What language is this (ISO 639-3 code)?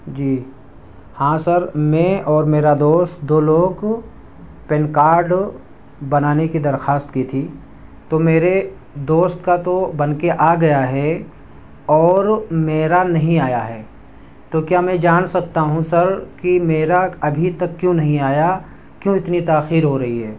urd